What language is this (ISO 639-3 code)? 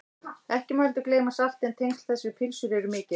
isl